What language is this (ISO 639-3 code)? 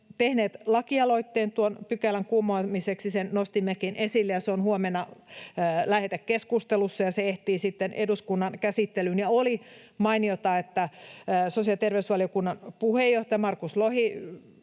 fin